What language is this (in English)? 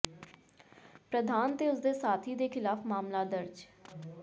Punjabi